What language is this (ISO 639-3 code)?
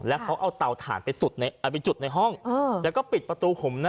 tha